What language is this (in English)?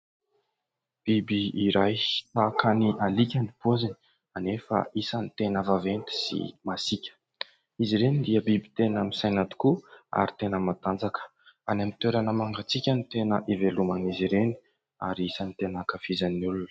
Malagasy